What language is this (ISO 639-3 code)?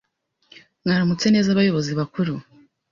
kin